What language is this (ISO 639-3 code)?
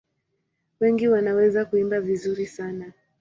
swa